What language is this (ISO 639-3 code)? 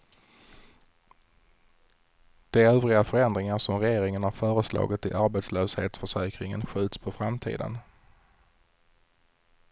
swe